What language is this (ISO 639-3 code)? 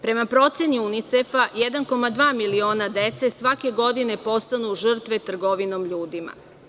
srp